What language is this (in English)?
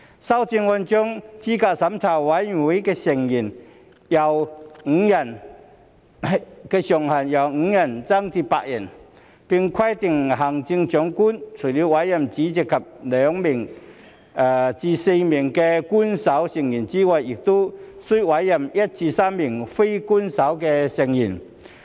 Cantonese